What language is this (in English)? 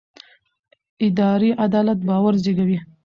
Pashto